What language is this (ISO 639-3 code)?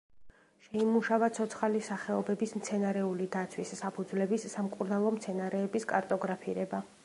kat